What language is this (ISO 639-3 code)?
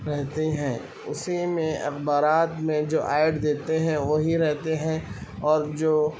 urd